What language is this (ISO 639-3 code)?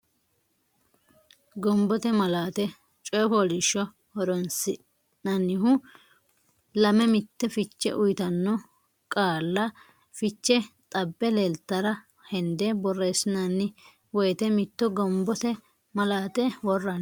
sid